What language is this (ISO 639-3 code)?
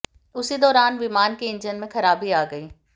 hin